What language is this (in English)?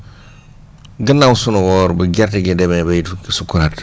Wolof